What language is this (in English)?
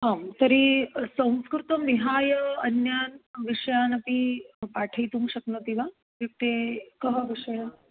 Sanskrit